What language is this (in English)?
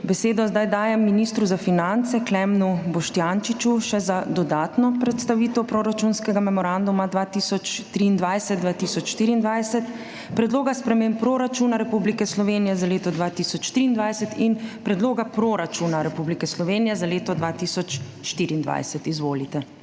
Slovenian